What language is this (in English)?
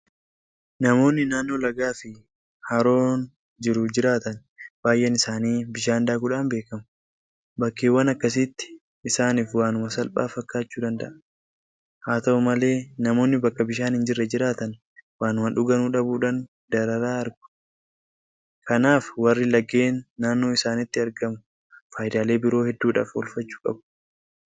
Oromo